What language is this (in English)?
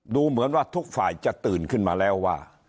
Thai